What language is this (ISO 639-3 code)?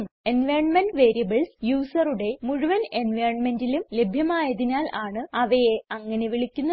mal